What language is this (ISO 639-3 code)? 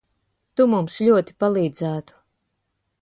lav